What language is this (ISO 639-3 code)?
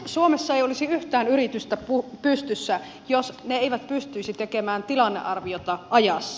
fin